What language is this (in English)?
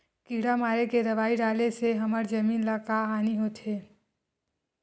Chhattisgarhi